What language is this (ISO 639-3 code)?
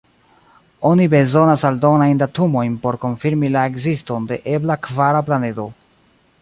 epo